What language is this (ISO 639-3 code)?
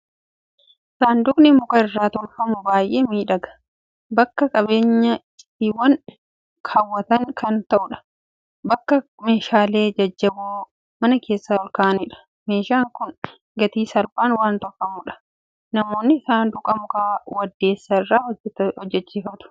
orm